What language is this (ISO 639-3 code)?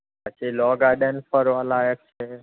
guj